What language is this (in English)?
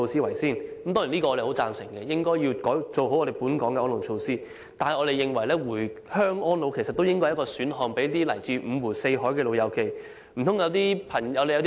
Cantonese